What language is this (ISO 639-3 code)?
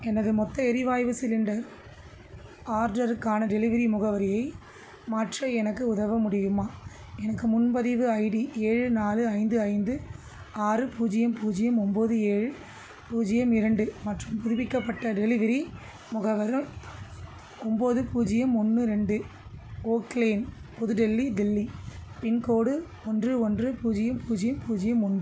tam